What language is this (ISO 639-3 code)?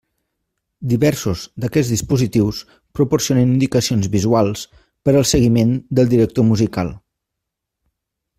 cat